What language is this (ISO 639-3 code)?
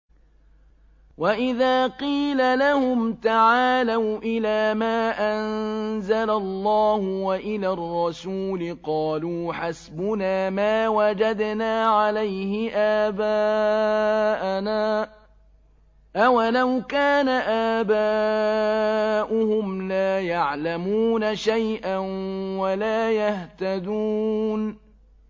ara